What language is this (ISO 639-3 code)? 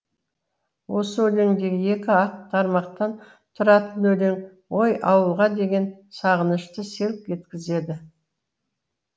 kaz